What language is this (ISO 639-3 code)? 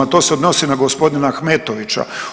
hrv